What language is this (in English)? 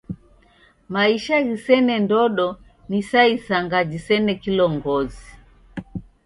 Taita